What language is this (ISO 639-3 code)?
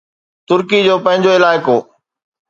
snd